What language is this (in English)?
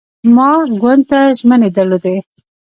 Pashto